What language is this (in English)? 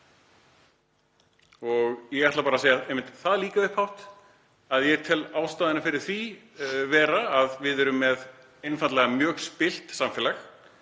Icelandic